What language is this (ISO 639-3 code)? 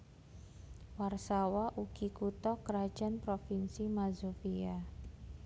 jav